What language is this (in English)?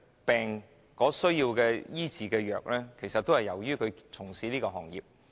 Cantonese